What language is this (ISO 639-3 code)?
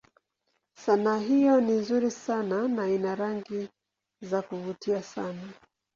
swa